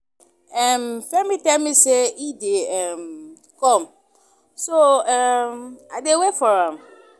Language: Nigerian Pidgin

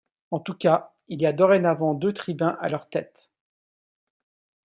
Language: French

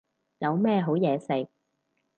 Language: Cantonese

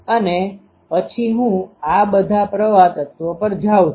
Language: Gujarati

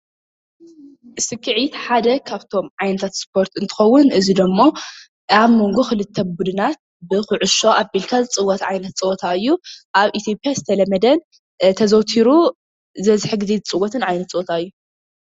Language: Tigrinya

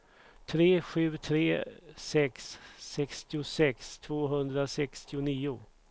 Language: Swedish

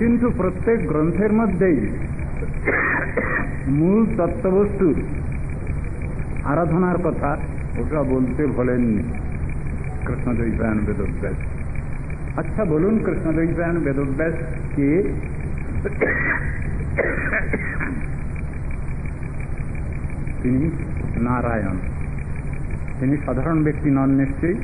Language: Arabic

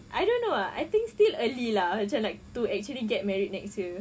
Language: English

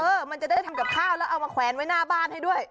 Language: Thai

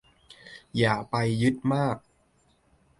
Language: Thai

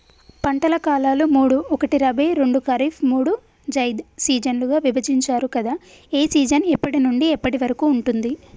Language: Telugu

